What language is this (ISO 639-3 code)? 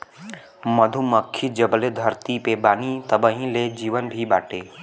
bho